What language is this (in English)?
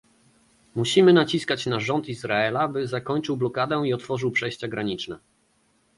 Polish